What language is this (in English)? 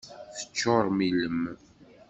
Kabyle